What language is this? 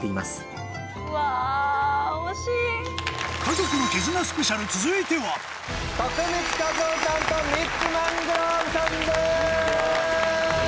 Japanese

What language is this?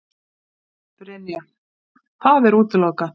Icelandic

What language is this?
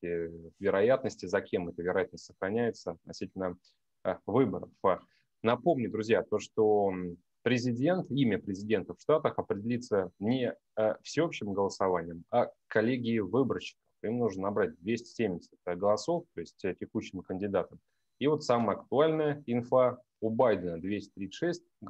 Russian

